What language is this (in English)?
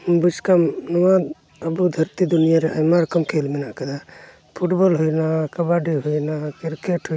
Santali